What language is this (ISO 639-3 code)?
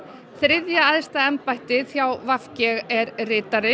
isl